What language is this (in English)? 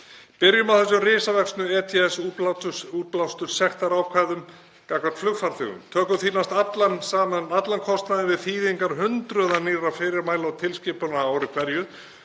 Icelandic